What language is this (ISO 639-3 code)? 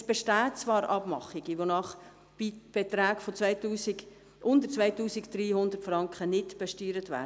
gsw